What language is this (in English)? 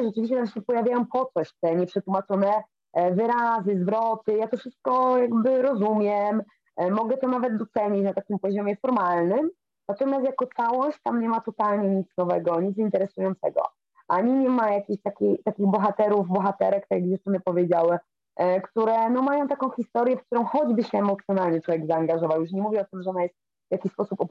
Polish